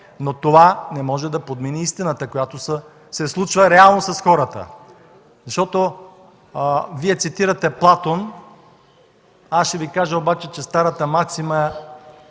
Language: Bulgarian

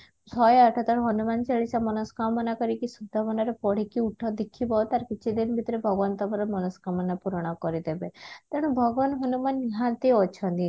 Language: Odia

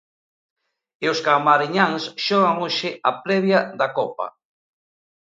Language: Galician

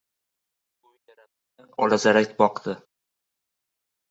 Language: Uzbek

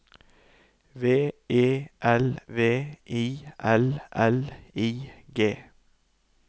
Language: Norwegian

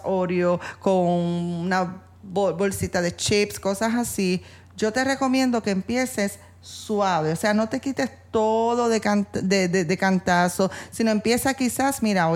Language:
Spanish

